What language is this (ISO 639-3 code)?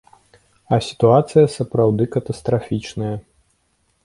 bel